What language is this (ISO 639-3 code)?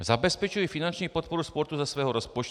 ces